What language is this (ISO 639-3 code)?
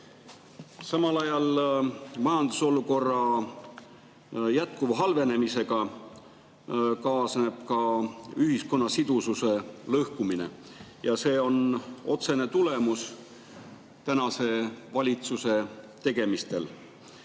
est